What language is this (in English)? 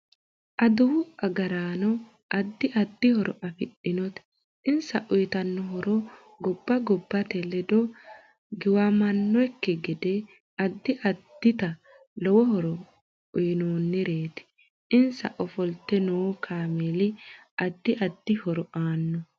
Sidamo